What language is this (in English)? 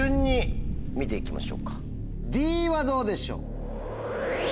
Japanese